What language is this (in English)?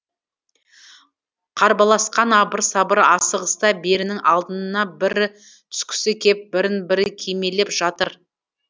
Kazakh